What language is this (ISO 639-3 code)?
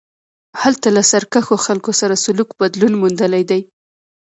pus